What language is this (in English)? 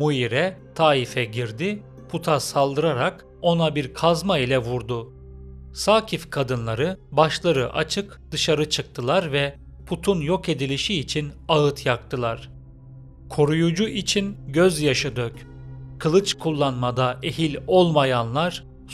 Turkish